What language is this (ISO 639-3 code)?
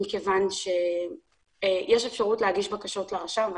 heb